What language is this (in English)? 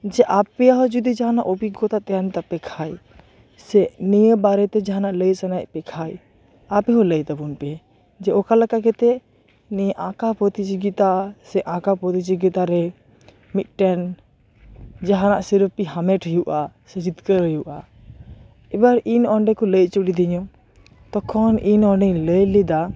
Santali